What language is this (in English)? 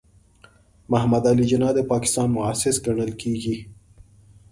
Pashto